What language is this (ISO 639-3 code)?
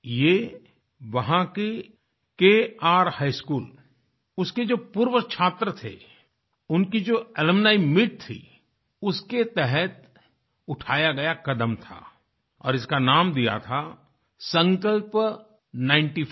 hin